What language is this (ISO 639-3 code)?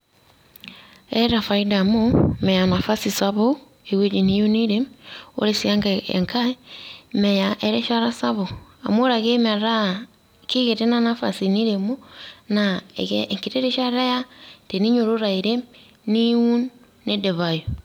mas